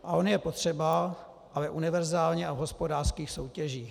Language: Czech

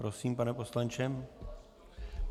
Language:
Czech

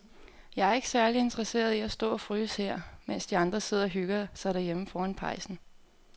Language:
Danish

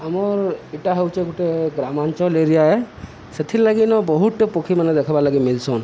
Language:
Odia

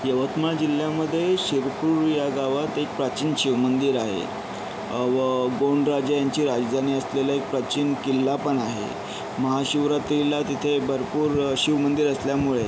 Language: Marathi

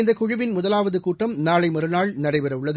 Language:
Tamil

